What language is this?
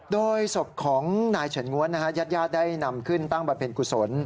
Thai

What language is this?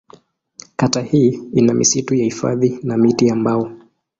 Swahili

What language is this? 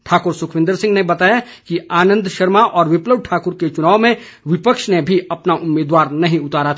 Hindi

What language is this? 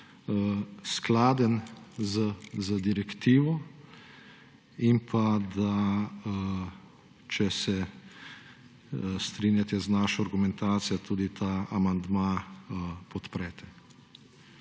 Slovenian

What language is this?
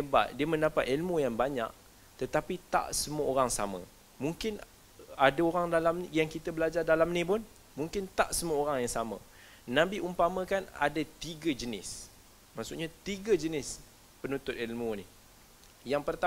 Malay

